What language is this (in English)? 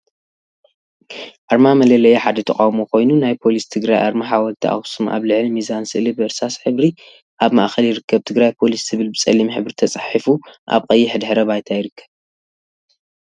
Tigrinya